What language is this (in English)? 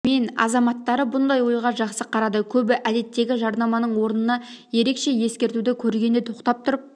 Kazakh